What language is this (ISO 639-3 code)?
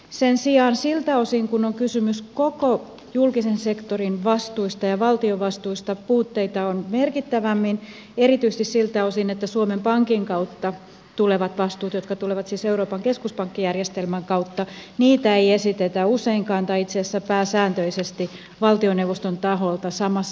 fin